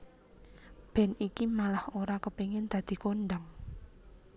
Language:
Javanese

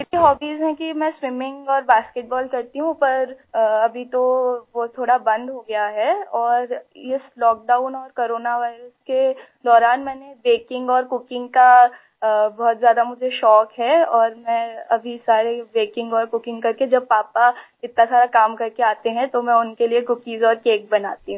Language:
Hindi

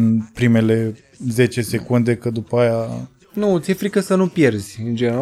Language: Romanian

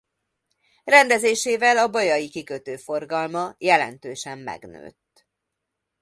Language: Hungarian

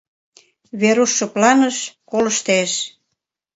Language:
Mari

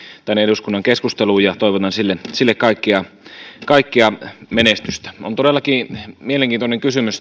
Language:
Finnish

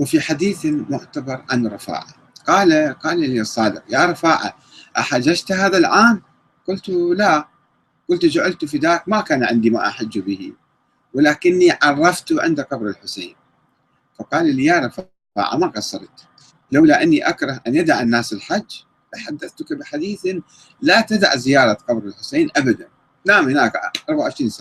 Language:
Arabic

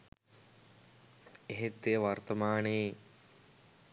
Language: Sinhala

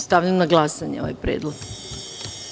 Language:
Serbian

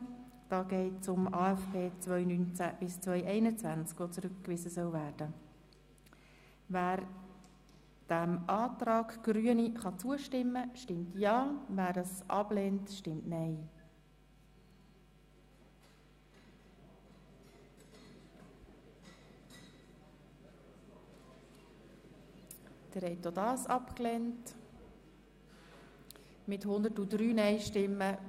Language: Swiss German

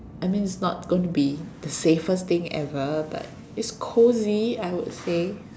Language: English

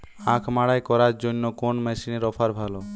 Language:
Bangla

